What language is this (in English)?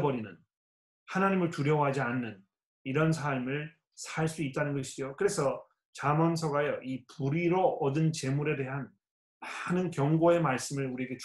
Korean